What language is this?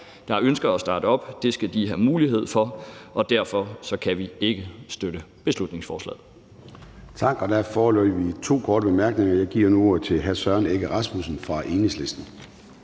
Danish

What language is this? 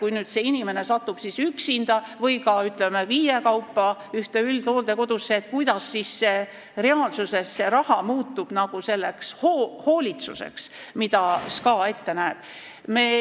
Estonian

